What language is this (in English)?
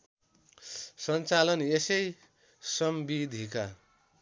Nepali